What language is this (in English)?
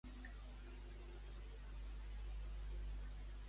Catalan